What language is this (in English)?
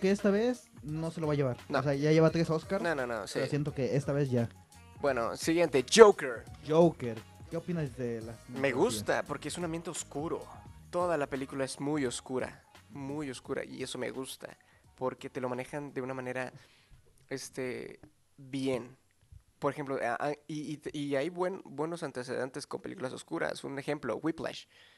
Spanish